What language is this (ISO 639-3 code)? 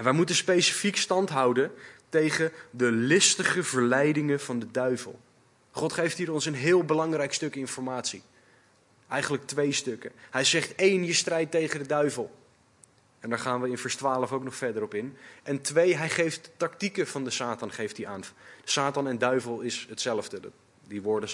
nld